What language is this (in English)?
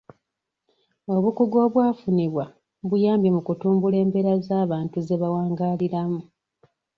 Ganda